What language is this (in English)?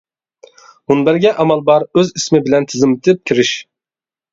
Uyghur